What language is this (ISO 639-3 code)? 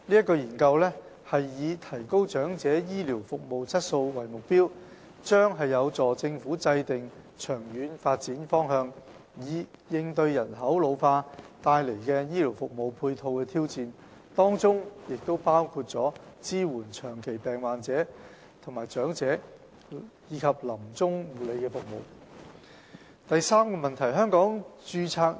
yue